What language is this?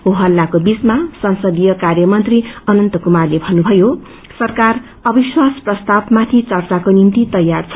Nepali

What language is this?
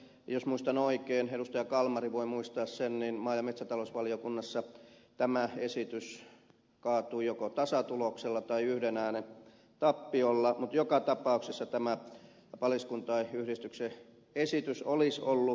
Finnish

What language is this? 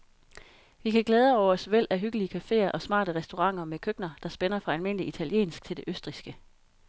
Danish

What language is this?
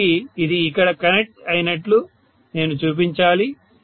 Telugu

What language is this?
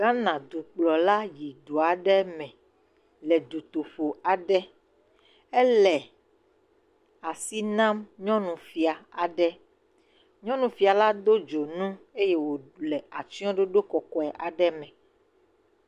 Ewe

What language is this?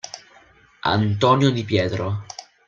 Italian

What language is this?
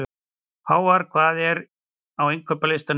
Icelandic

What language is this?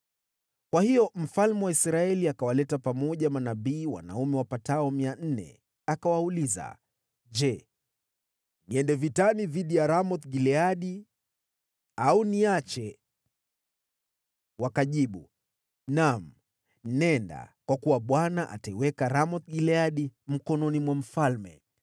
Swahili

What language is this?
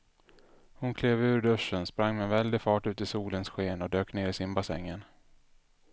Swedish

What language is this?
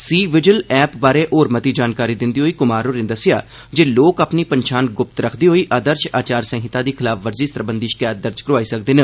Dogri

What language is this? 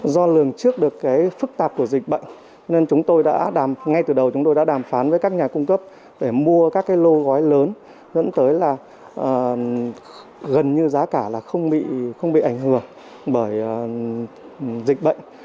Vietnamese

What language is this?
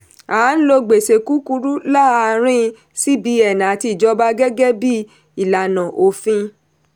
Yoruba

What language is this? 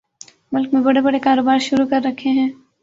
Urdu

